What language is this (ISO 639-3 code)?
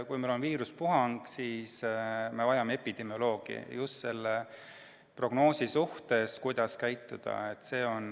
est